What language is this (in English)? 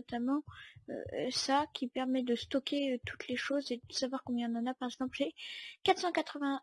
French